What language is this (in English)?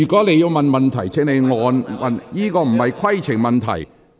Cantonese